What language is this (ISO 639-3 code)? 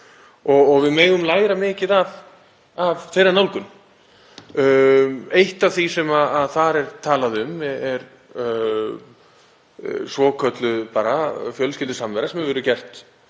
isl